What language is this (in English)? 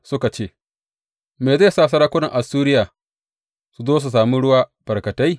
Hausa